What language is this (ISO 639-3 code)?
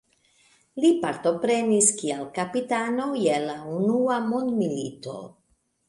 epo